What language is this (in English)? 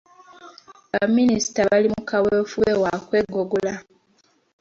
Ganda